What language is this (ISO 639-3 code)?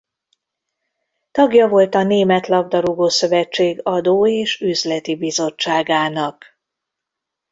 hun